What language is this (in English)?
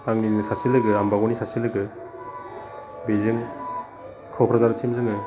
Bodo